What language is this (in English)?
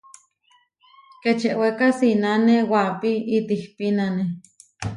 Huarijio